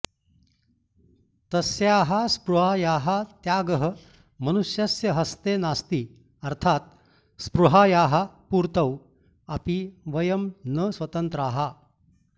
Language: Sanskrit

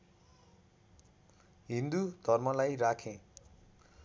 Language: Nepali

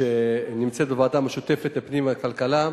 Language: Hebrew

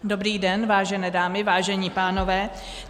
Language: Czech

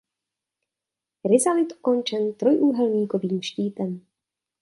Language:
Czech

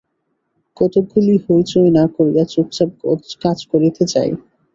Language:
Bangla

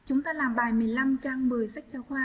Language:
Vietnamese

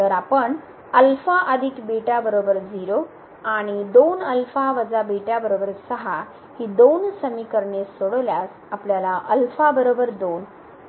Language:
Marathi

